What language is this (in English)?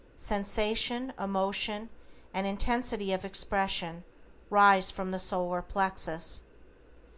English